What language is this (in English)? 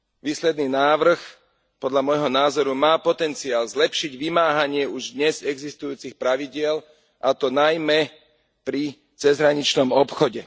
Slovak